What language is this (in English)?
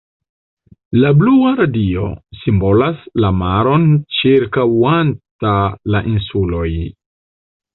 Esperanto